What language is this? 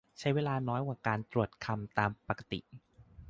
Thai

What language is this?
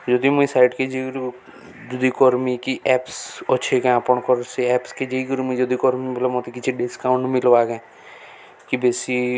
Odia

